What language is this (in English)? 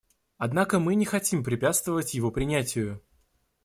Russian